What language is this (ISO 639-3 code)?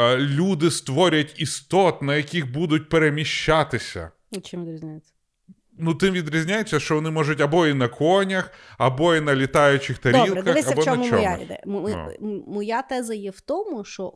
ukr